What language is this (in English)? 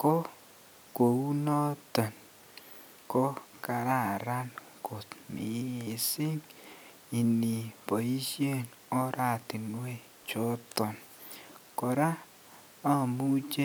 Kalenjin